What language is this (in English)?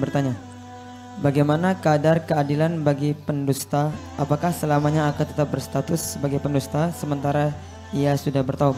Indonesian